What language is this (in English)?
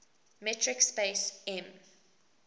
English